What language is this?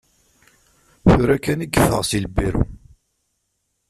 Kabyle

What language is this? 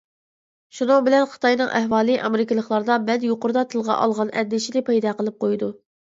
Uyghur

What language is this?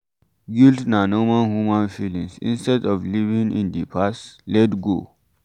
Nigerian Pidgin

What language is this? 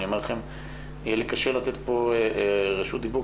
Hebrew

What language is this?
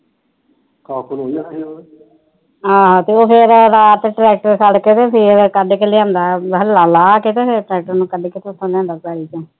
Punjabi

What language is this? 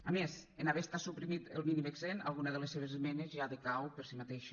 Catalan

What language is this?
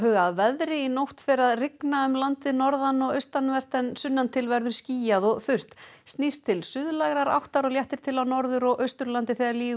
Icelandic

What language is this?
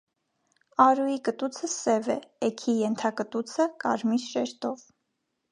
Armenian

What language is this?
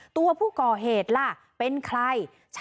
Thai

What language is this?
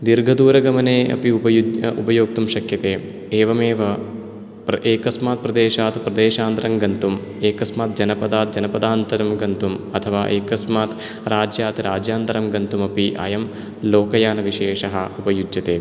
Sanskrit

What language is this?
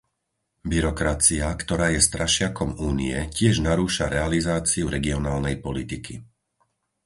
Slovak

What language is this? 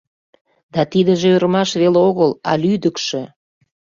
Mari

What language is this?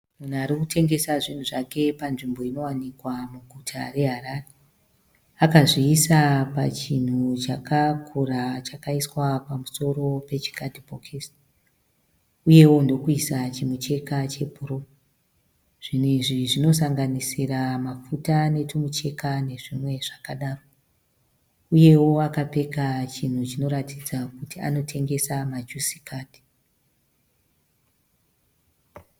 Shona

